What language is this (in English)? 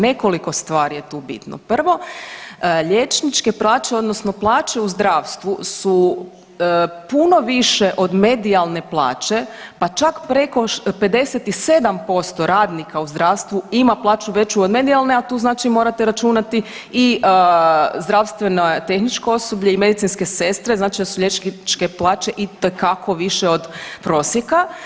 Croatian